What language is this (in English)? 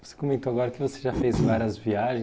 Portuguese